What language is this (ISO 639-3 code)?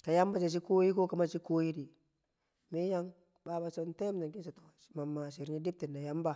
kcq